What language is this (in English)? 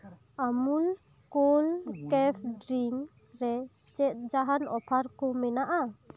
Santali